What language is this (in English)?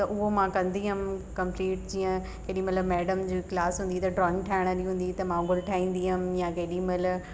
Sindhi